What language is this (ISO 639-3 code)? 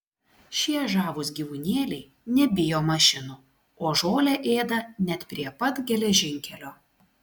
lit